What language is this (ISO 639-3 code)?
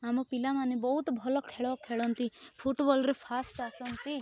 ori